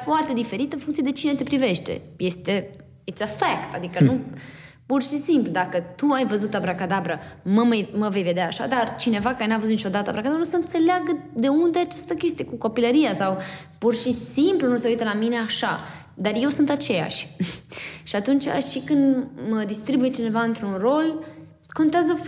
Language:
Romanian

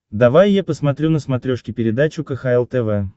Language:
Russian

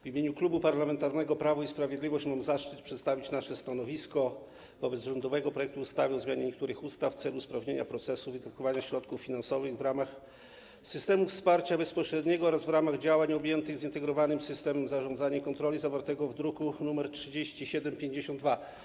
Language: Polish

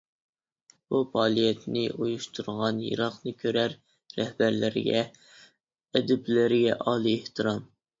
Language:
Uyghur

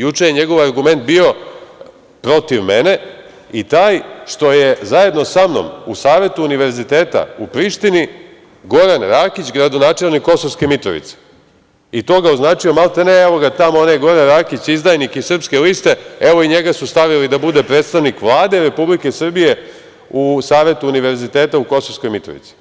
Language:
Serbian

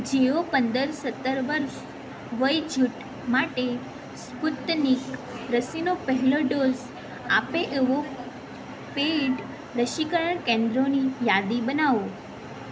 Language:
Gujarati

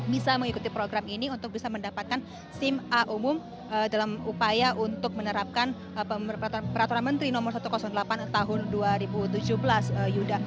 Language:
Indonesian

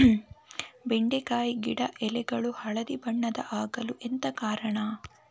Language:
Kannada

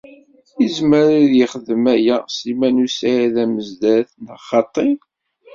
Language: Kabyle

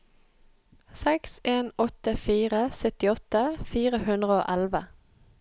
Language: Norwegian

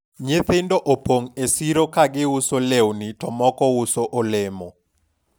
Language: Luo (Kenya and Tanzania)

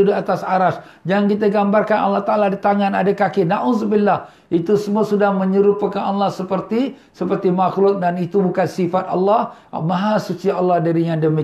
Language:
Malay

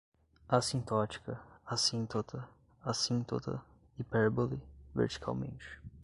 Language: Portuguese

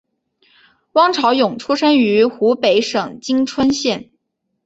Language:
Chinese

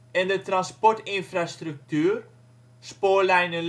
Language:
Dutch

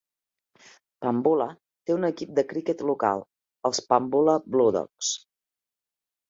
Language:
Catalan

